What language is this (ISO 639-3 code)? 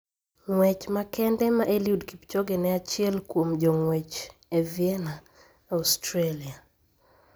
luo